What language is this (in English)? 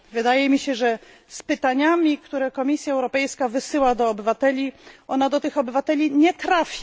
Polish